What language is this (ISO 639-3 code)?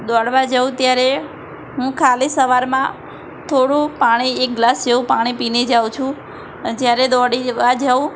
guj